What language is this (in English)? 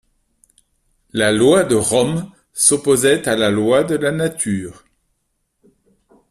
French